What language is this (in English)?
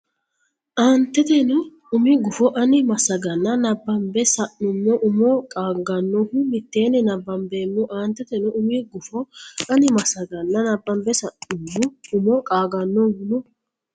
Sidamo